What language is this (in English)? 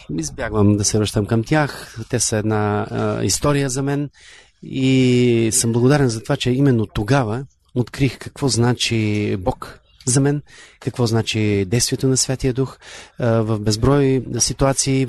Bulgarian